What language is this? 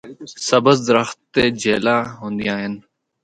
Northern Hindko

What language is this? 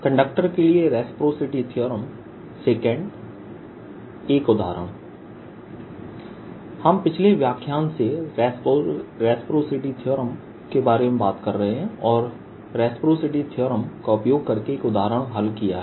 Hindi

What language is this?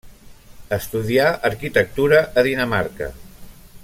Catalan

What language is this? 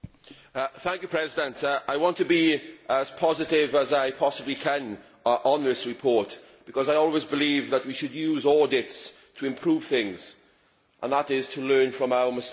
English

